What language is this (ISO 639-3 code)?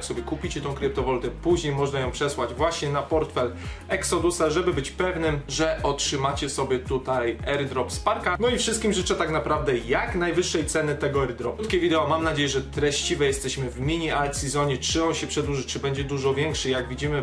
pol